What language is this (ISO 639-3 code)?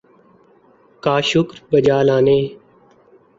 urd